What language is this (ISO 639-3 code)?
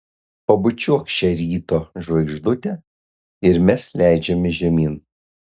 lit